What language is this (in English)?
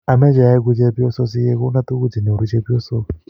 Kalenjin